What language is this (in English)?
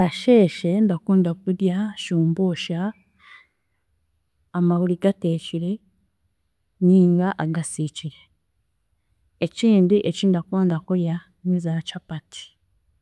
Chiga